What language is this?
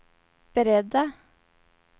Swedish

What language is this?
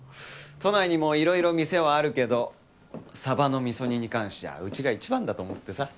Japanese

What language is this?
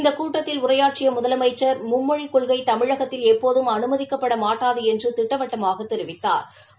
Tamil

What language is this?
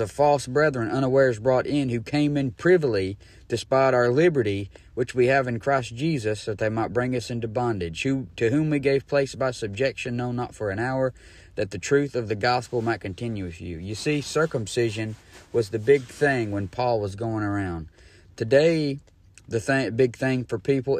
English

